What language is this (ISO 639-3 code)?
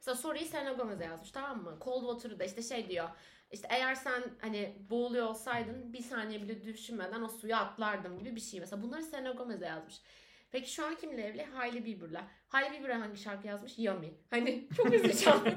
tur